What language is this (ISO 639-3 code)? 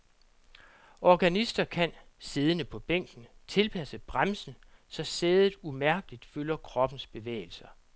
dan